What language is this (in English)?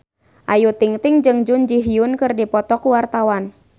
Sundanese